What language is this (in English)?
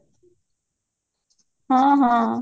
Odia